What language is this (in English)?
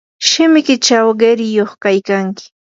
Yanahuanca Pasco Quechua